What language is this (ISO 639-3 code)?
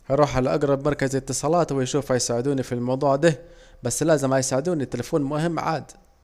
aec